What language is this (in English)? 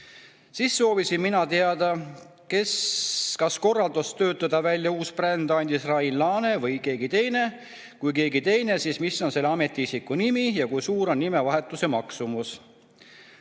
Estonian